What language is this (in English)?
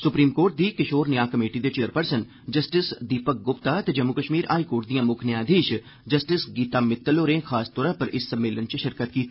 Dogri